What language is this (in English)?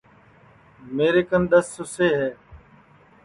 Sansi